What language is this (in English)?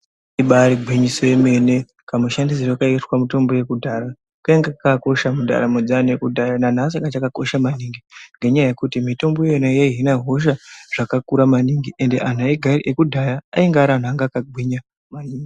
Ndau